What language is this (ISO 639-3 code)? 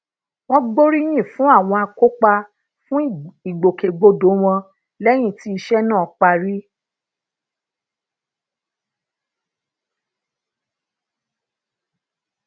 yor